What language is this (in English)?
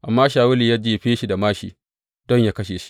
Hausa